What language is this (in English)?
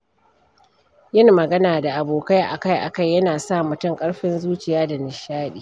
Hausa